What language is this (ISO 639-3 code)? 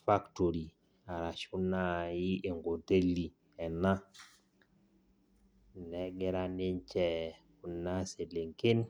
mas